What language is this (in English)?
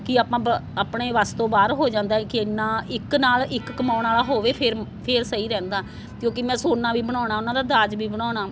Punjabi